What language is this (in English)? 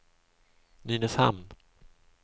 Swedish